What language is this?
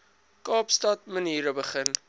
Afrikaans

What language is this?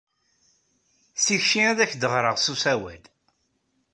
Kabyle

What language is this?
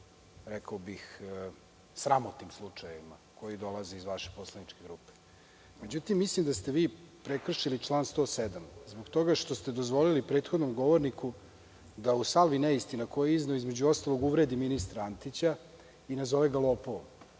Serbian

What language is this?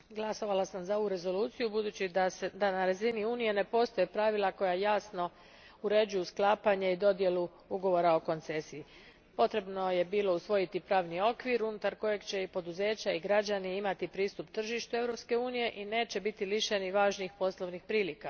Croatian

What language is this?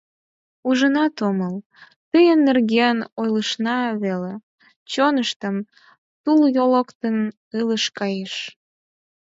Mari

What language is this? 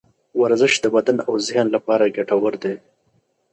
Pashto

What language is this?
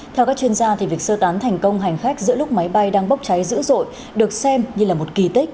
Vietnamese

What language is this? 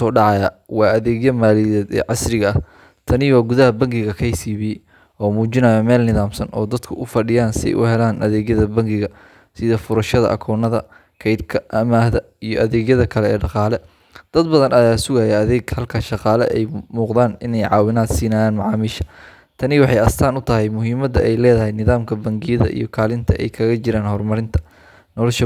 Somali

